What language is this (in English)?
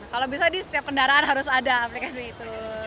Indonesian